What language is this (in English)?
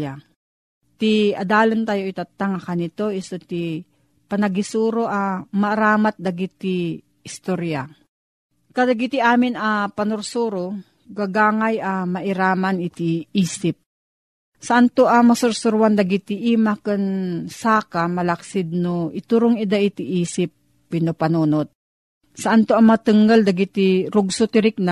Filipino